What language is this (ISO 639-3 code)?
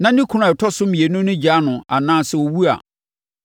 aka